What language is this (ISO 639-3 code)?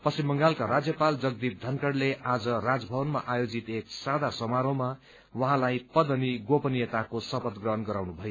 nep